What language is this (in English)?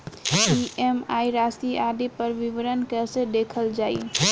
Bhojpuri